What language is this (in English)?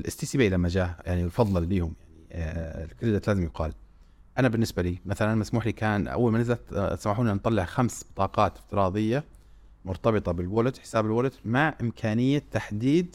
Arabic